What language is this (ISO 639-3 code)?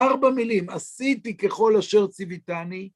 heb